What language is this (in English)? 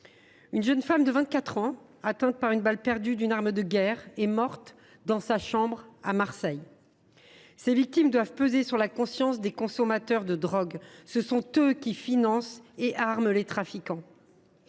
French